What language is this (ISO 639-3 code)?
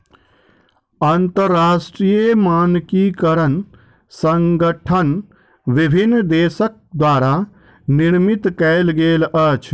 mai